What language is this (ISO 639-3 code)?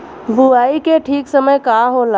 bho